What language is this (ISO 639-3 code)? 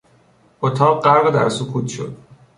fas